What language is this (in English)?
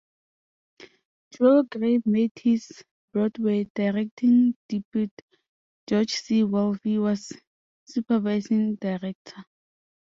English